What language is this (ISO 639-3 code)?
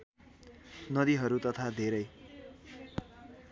nep